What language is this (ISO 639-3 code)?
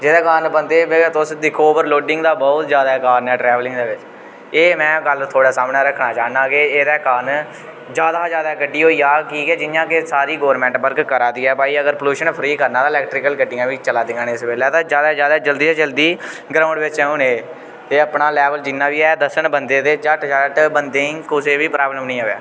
doi